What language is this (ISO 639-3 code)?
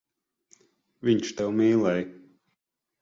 lav